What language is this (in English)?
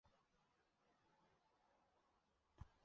Chinese